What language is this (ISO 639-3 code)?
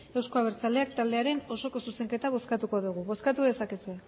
eus